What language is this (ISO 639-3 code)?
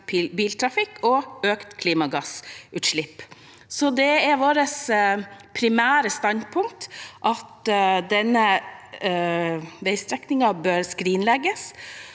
nor